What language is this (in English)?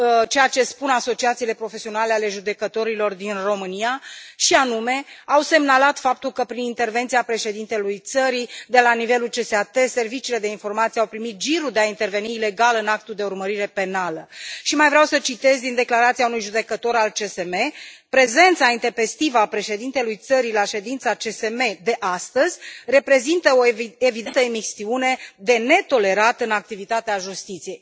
Romanian